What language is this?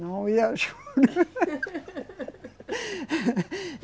Portuguese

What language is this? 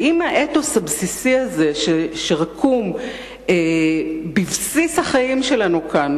Hebrew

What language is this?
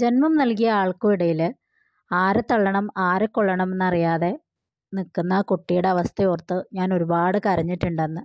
Malayalam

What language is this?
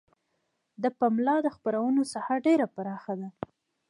Pashto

